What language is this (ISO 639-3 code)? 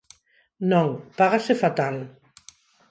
glg